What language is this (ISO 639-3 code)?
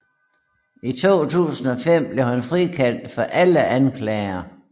dan